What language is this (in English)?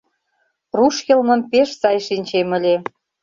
Mari